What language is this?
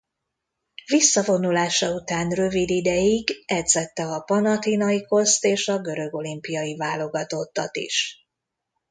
Hungarian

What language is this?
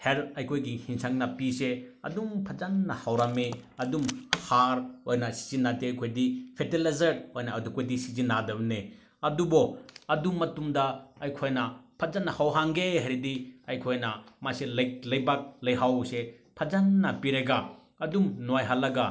Manipuri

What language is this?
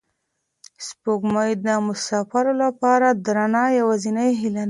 Pashto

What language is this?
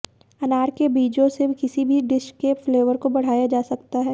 Hindi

